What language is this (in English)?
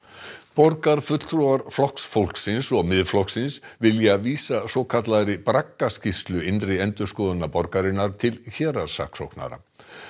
Icelandic